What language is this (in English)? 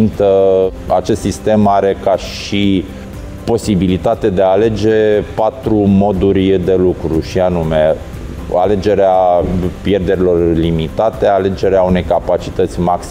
Romanian